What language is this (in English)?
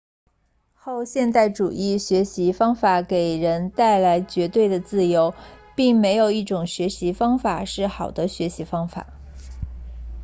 Chinese